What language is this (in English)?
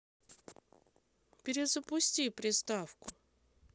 Russian